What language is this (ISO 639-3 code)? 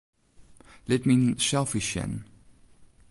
fry